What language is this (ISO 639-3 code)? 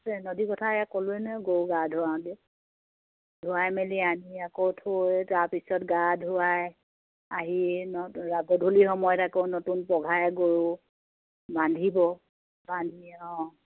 asm